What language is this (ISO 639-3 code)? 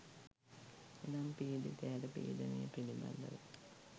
sin